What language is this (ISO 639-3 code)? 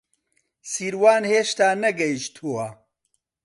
ckb